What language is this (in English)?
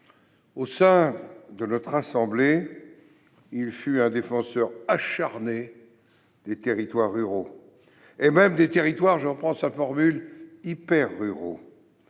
French